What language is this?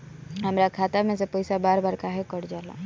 Bhojpuri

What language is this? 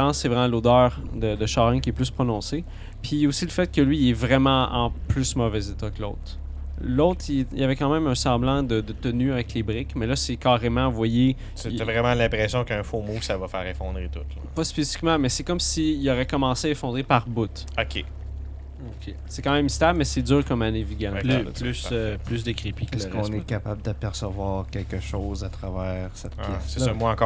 French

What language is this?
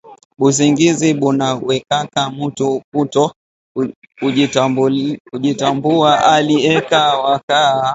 Swahili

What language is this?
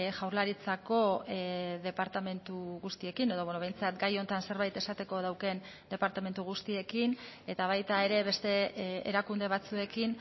Basque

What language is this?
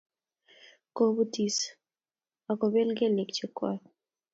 Kalenjin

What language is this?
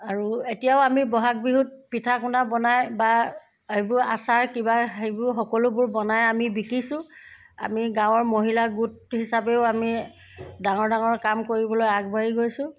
Assamese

